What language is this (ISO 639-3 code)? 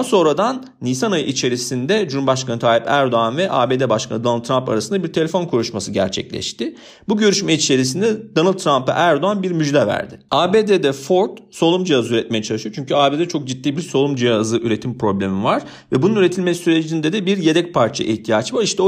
tur